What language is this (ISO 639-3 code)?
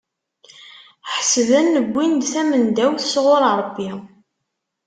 kab